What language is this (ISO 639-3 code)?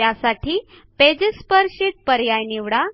mar